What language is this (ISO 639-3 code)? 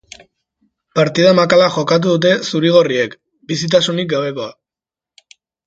eus